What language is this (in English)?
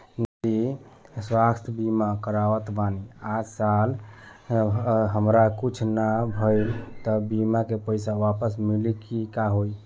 Bhojpuri